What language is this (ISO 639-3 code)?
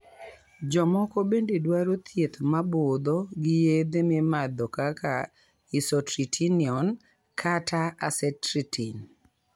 luo